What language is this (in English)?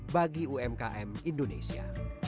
Indonesian